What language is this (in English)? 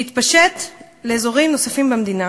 Hebrew